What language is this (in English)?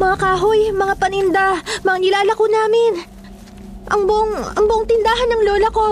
Filipino